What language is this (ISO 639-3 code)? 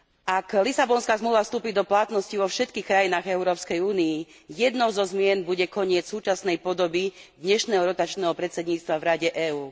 slk